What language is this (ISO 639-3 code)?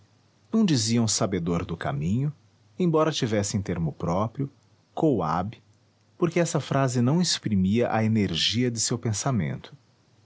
por